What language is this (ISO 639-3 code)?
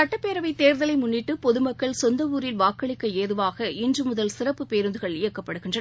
tam